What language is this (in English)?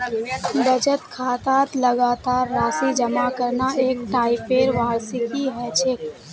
Magahi